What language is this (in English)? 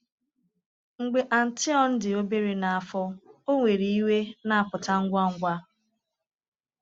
Igbo